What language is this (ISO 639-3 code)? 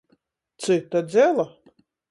ltg